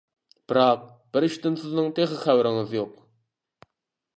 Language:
Uyghur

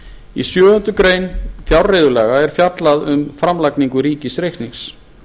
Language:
Icelandic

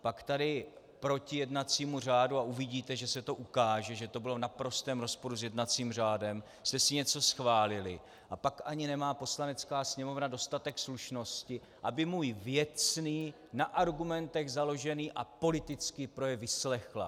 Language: Czech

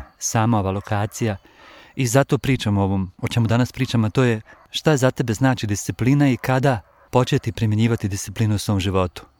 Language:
Croatian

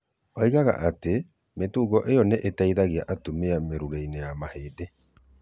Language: Kikuyu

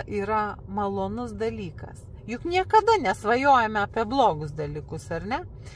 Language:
Lithuanian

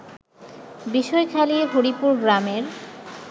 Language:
Bangla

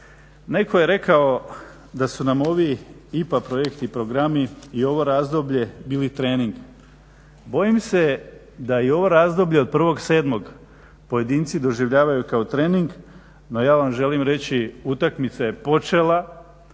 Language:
Croatian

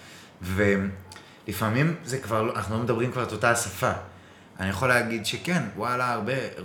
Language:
Hebrew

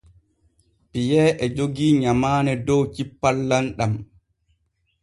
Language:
Borgu Fulfulde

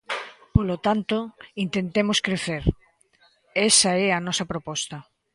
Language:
Galician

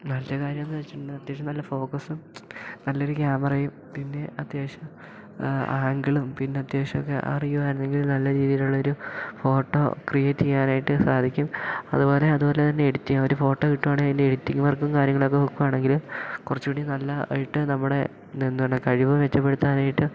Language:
Malayalam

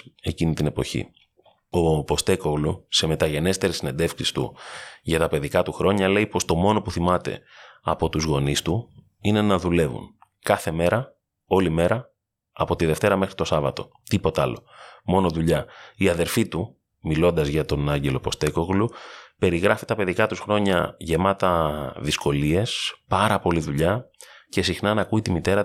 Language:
Greek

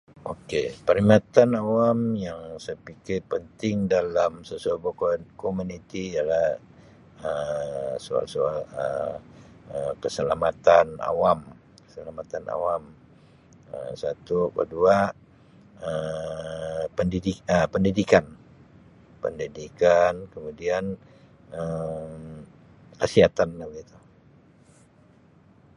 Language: Sabah Malay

